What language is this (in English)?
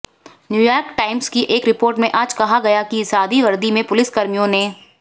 Hindi